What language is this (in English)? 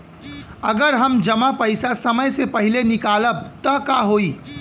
Bhojpuri